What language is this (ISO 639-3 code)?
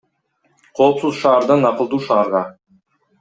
kir